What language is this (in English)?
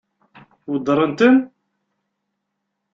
Kabyle